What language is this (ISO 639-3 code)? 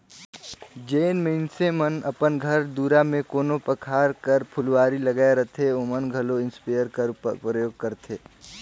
hne